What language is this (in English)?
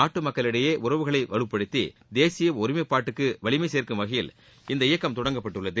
Tamil